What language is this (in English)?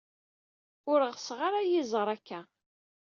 Kabyle